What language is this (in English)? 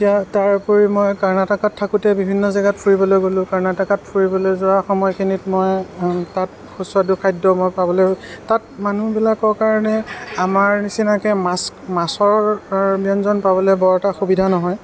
Assamese